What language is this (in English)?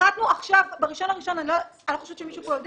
Hebrew